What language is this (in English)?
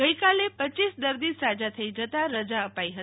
Gujarati